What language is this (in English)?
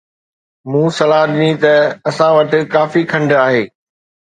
Sindhi